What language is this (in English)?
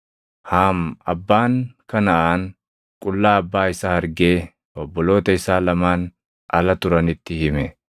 Oromo